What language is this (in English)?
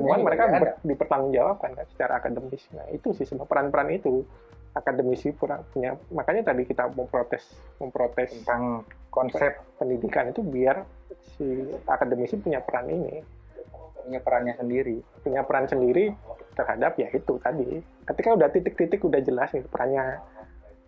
Indonesian